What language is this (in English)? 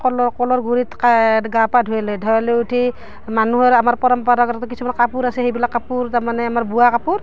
Assamese